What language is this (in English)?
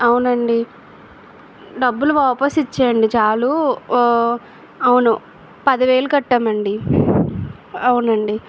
Telugu